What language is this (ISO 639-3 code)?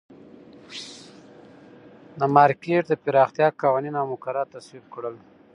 pus